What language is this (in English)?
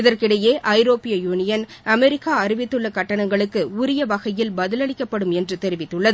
Tamil